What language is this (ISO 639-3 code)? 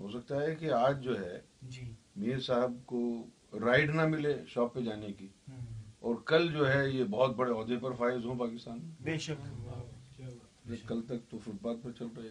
urd